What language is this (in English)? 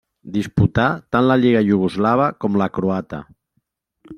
Catalan